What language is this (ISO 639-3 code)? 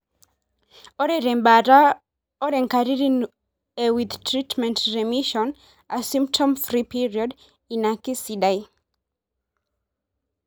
mas